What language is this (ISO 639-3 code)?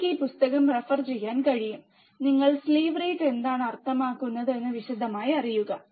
mal